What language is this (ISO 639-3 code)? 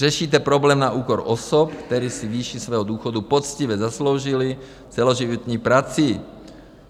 ces